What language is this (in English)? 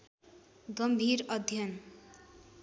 Nepali